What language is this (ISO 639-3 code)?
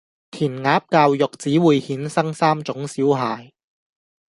yue